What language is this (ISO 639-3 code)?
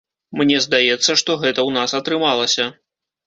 bel